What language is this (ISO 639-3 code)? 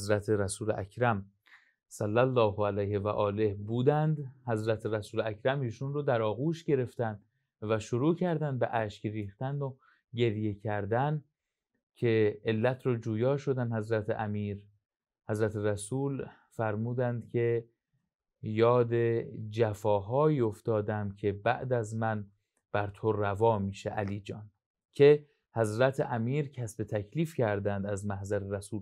fas